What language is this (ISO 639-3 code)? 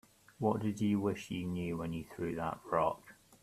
eng